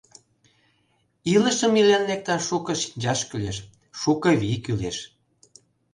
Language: Mari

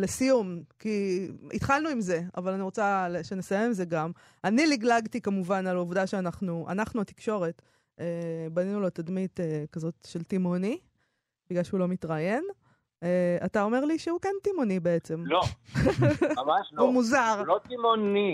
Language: Hebrew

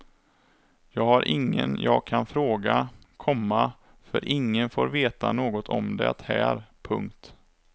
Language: Swedish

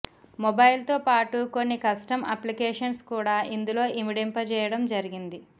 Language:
Telugu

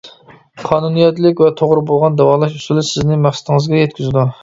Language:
Uyghur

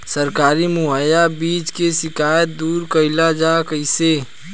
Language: Bhojpuri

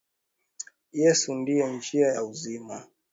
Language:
Swahili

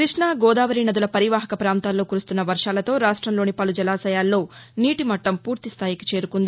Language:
Telugu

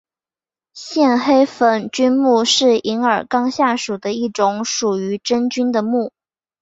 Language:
Chinese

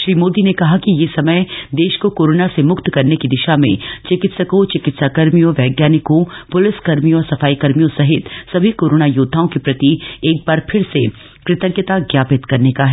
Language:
Hindi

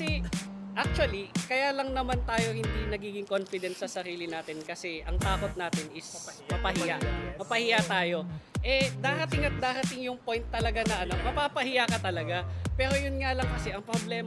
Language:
Filipino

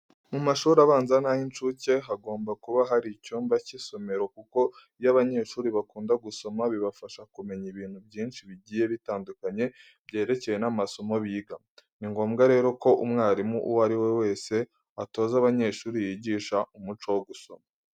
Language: Kinyarwanda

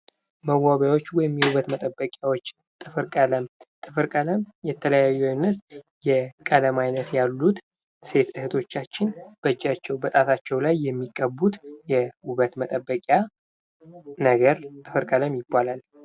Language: Amharic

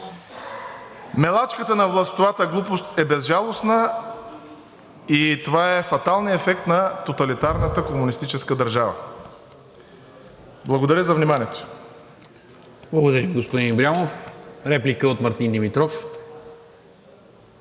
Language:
Bulgarian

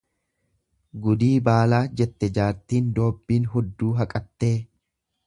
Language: Oromo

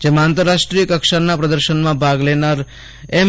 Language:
Gujarati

